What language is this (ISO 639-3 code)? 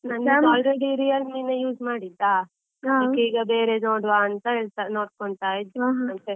kan